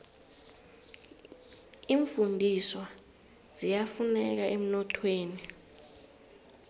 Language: South Ndebele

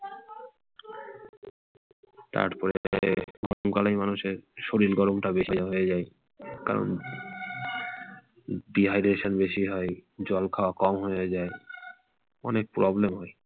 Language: Bangla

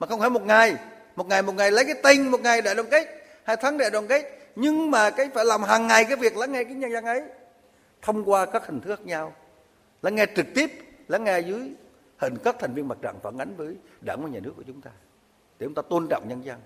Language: Vietnamese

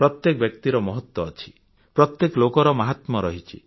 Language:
Odia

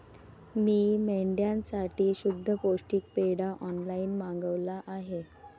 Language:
Marathi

